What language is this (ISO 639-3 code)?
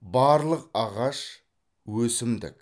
kaz